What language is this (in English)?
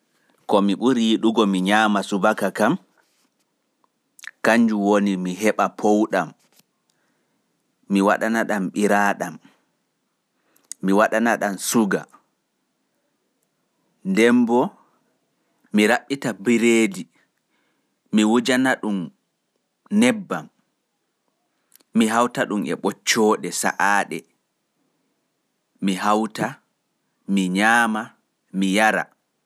Pular